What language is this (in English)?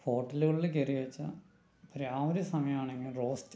Malayalam